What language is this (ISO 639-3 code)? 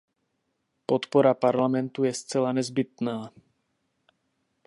ces